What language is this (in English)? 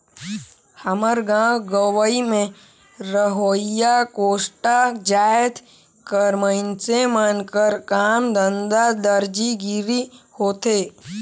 Chhattisgarhi